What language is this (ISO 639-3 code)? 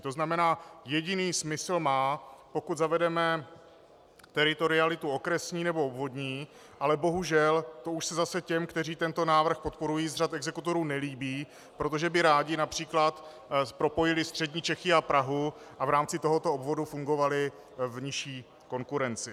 ces